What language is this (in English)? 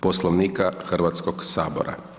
Croatian